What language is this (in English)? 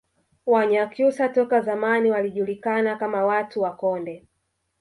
Swahili